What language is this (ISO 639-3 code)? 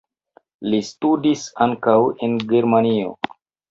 epo